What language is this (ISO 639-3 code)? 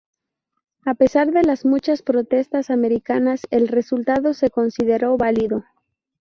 spa